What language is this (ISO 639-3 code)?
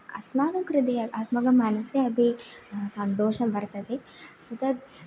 san